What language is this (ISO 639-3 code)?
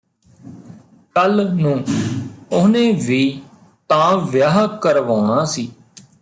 pan